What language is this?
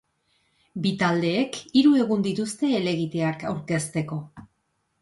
Basque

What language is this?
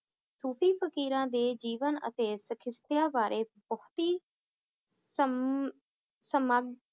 Punjabi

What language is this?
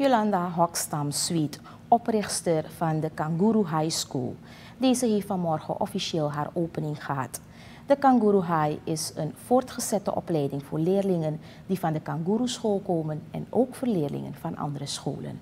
Dutch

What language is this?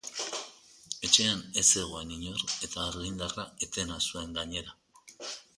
Basque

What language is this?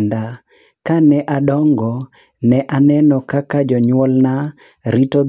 Luo (Kenya and Tanzania)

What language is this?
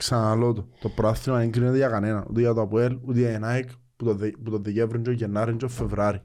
Greek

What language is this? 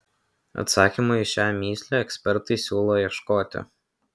Lithuanian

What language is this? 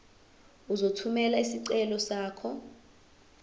Zulu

